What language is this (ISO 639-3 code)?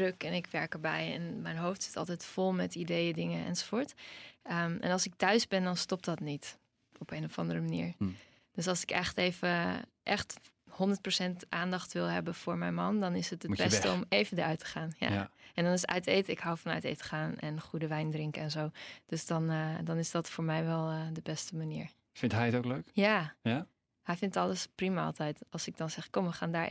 nld